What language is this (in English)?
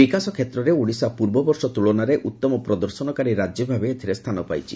Odia